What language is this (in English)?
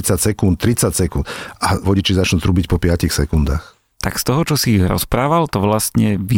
Slovak